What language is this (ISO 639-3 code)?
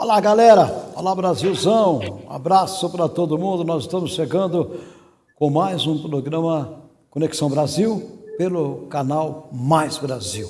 por